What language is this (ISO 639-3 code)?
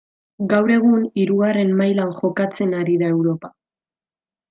eus